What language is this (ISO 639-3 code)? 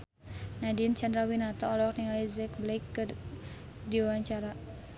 sun